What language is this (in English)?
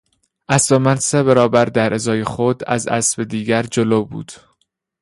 Persian